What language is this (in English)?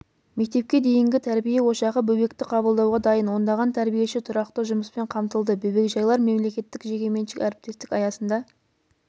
Kazakh